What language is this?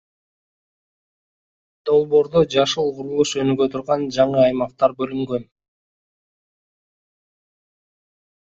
Kyrgyz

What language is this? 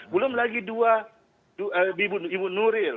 Indonesian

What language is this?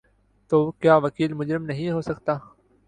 Urdu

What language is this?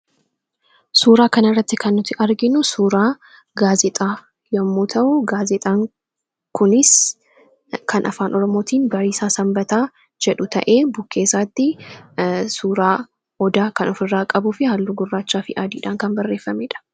Oromo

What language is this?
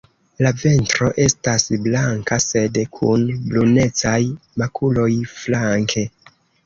Esperanto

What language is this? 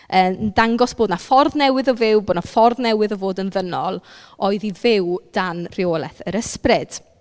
Welsh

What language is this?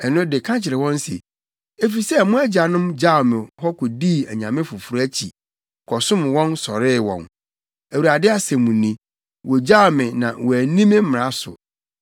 Akan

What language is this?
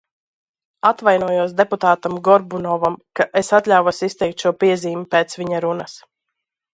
Latvian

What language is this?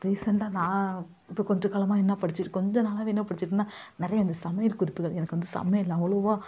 Tamil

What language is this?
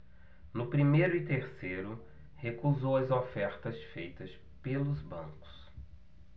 Portuguese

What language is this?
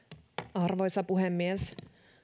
Finnish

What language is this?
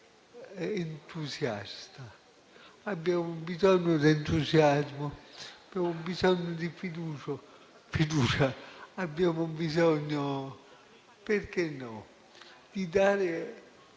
Italian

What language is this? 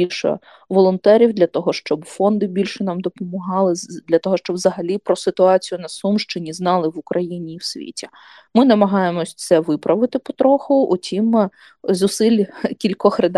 Ukrainian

